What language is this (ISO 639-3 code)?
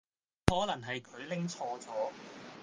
yue